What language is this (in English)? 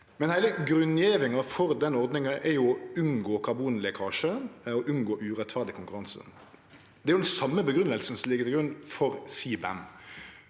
Norwegian